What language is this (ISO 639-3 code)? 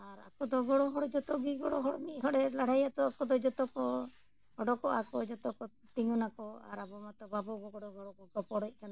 sat